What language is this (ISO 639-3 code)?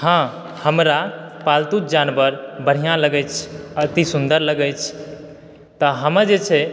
mai